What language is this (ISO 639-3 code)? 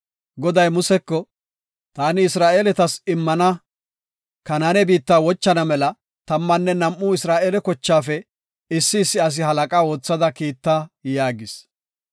gof